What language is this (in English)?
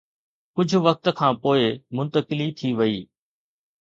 Sindhi